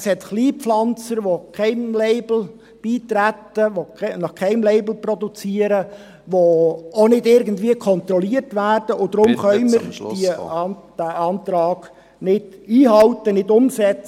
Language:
Swiss German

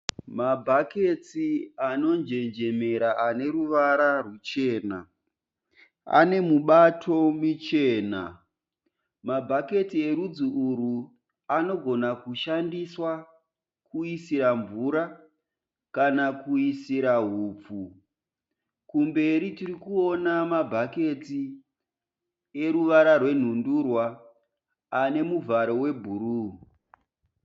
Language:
Shona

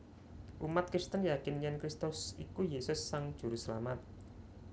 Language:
Javanese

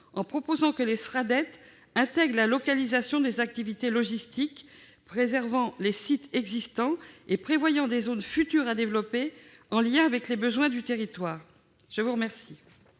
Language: French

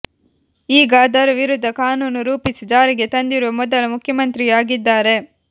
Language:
Kannada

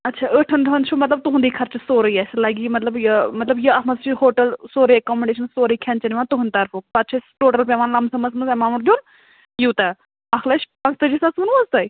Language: Kashmiri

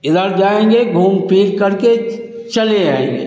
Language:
Hindi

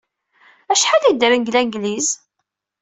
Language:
Kabyle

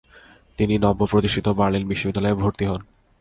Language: Bangla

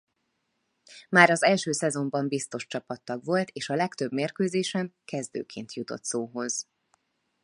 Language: Hungarian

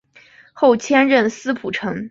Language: Chinese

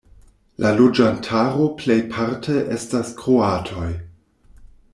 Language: Esperanto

